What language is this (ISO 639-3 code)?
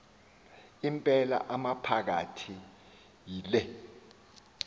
xho